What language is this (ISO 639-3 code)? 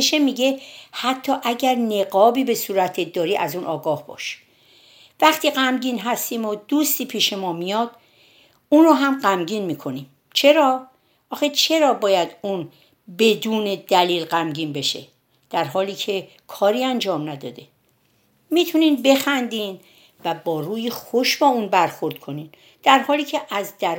fas